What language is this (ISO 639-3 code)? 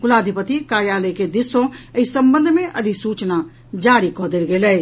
mai